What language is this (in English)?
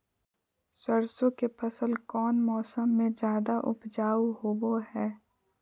Magahi